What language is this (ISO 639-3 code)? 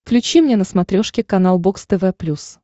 rus